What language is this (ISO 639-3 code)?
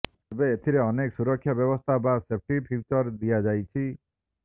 ori